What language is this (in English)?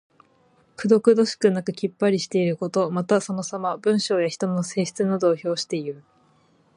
Japanese